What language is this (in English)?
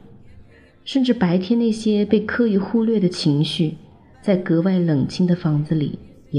Chinese